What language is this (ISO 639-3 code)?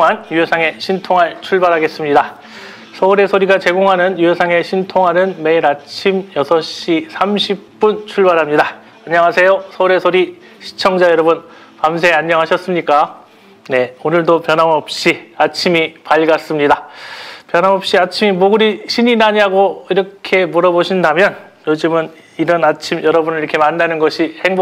kor